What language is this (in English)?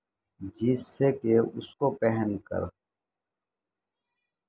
Urdu